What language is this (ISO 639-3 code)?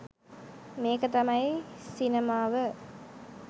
sin